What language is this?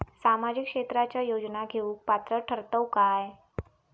Marathi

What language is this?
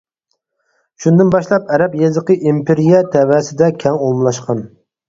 Uyghur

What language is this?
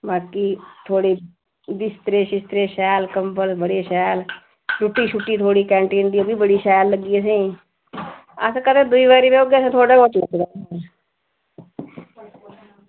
Dogri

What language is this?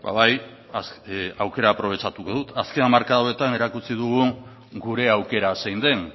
Basque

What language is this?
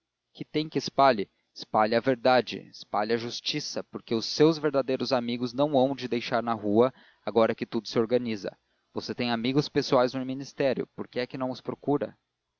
Portuguese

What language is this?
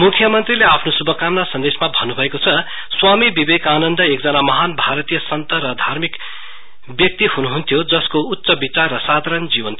Nepali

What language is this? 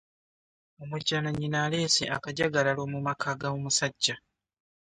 Ganda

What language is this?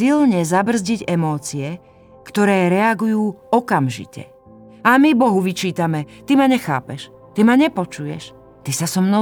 Slovak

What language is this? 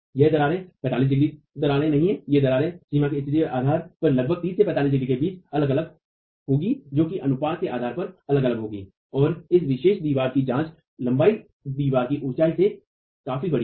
Hindi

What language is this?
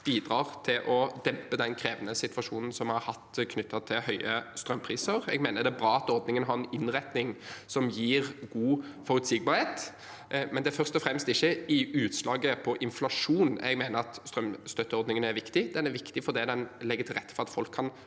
Norwegian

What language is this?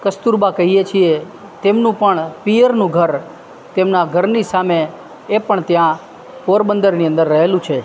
Gujarati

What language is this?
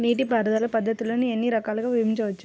Telugu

